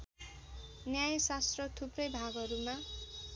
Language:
Nepali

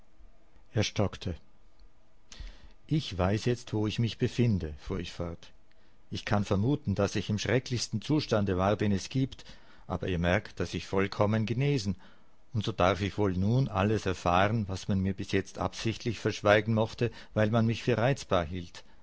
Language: German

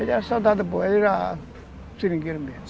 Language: Portuguese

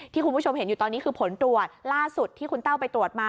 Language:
Thai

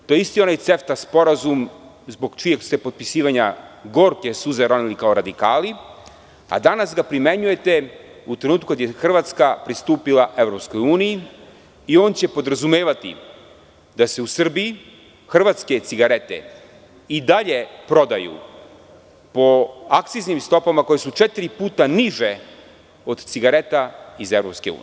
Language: Serbian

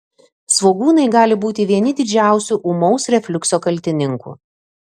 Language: Lithuanian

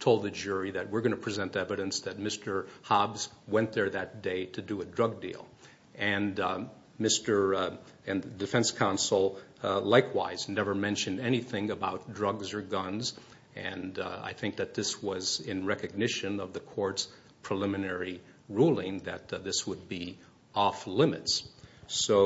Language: English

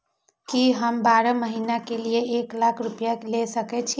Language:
Maithili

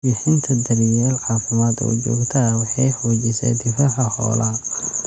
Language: Somali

